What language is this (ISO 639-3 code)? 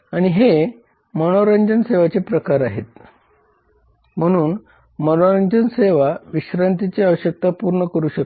mar